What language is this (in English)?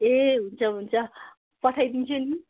Nepali